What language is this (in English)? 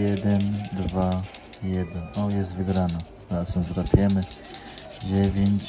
Polish